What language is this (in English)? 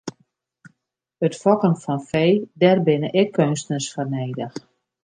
Western Frisian